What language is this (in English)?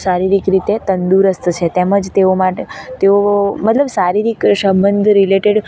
Gujarati